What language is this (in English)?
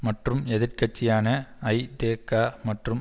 Tamil